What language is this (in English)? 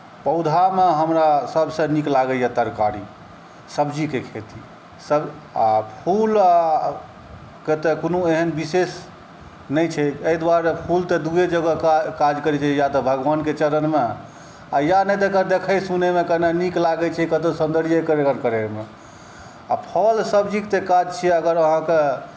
Maithili